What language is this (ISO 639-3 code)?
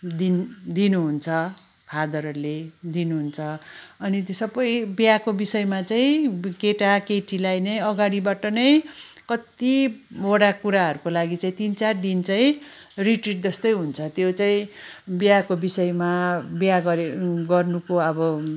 nep